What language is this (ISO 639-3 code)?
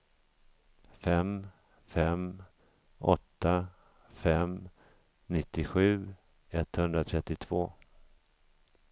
swe